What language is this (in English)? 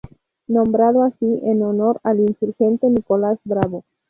Spanish